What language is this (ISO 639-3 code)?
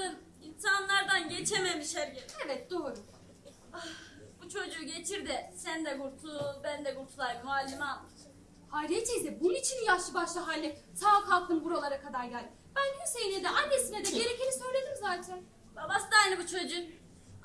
tur